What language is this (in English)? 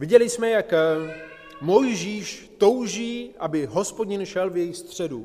Czech